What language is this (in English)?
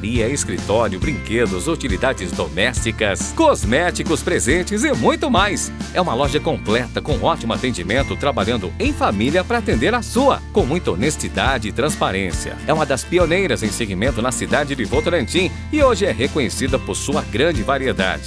Portuguese